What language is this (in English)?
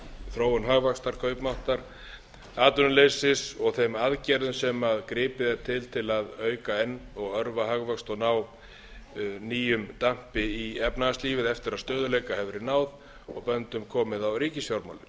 Icelandic